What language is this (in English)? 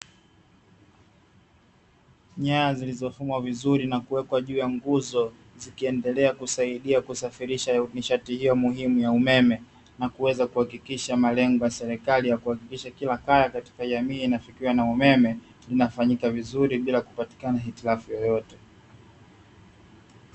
Swahili